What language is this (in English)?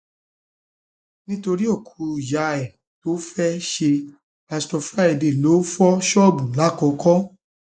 Yoruba